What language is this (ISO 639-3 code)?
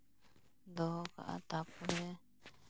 sat